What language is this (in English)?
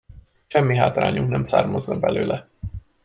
Hungarian